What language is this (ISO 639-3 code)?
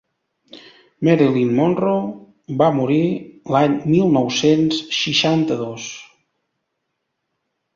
cat